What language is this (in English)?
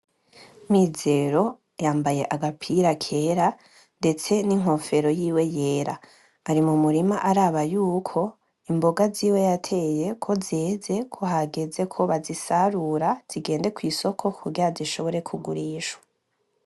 Rundi